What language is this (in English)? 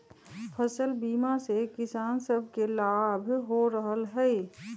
Magahi